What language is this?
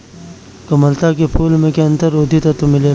Bhojpuri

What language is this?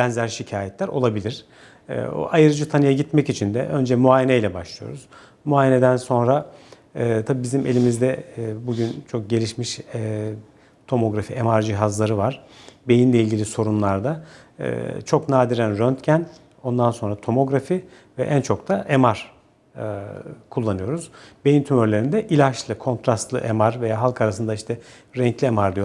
Turkish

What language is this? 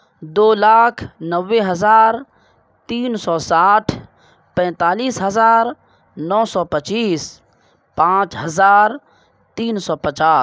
Urdu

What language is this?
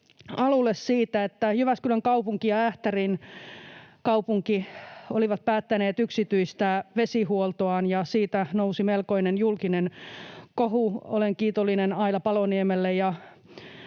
Finnish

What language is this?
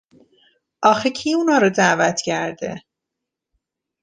Persian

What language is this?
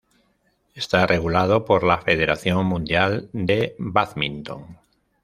Spanish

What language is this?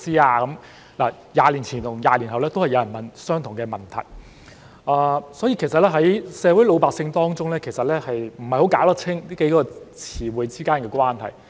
Cantonese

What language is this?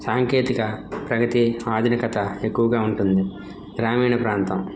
Telugu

